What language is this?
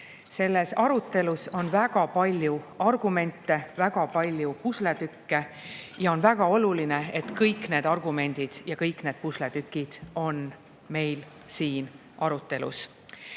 Estonian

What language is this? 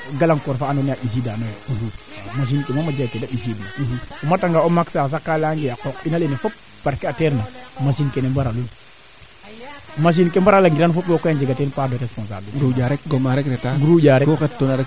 Serer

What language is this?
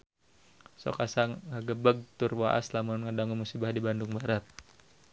Sundanese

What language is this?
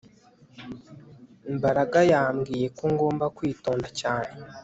Kinyarwanda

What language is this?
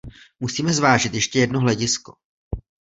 Czech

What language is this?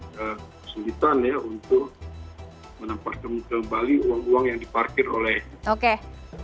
Indonesian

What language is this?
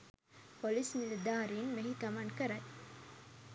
Sinhala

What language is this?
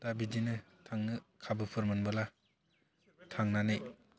Bodo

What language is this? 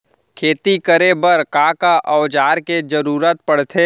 Chhattisgarhi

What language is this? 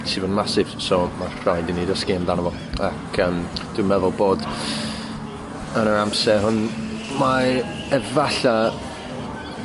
Welsh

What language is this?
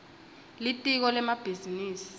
Swati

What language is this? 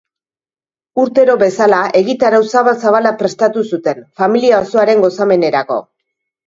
Basque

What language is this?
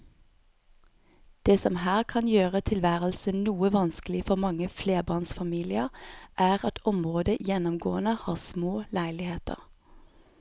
Norwegian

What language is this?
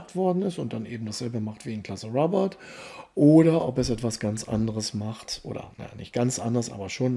German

